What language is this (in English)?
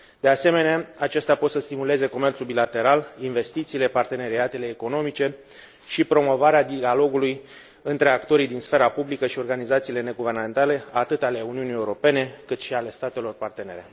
Romanian